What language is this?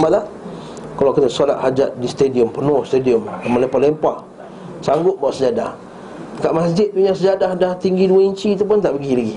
Malay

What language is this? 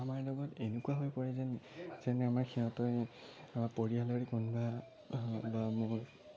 Assamese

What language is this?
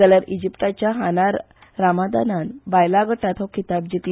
Konkani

